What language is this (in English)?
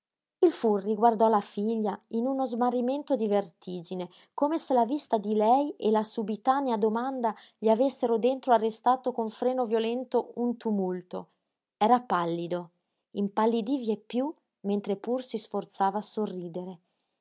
Italian